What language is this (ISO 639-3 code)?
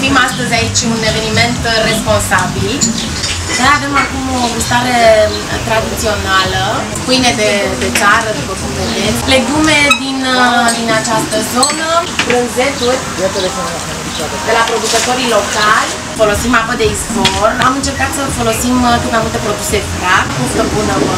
ron